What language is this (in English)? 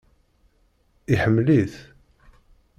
Kabyle